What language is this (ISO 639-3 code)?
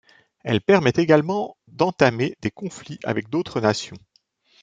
fra